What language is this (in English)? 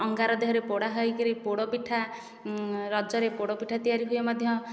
Odia